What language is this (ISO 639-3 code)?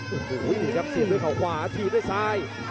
tha